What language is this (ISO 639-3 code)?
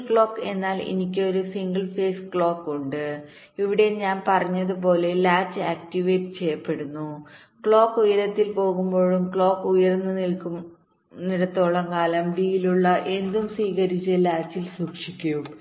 mal